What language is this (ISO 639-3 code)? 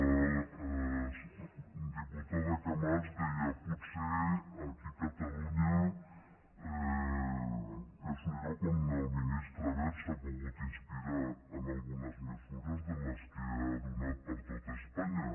cat